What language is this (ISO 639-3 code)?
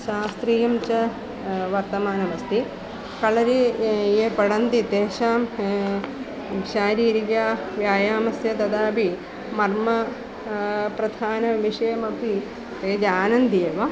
san